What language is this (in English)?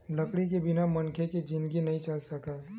Chhattisgarhi